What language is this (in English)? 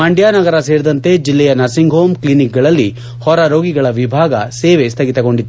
Kannada